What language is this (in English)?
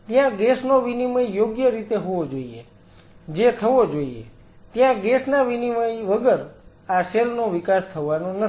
Gujarati